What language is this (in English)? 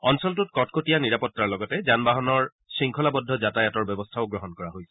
Assamese